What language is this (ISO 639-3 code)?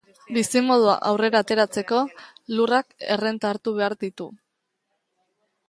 eus